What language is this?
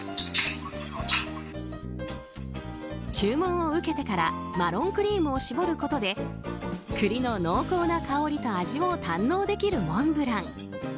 Japanese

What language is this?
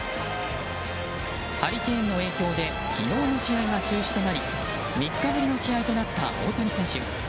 Japanese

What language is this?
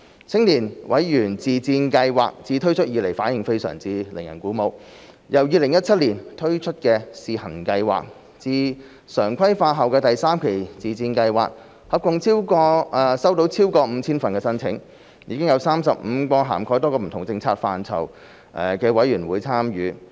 Cantonese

